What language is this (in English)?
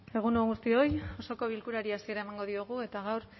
Basque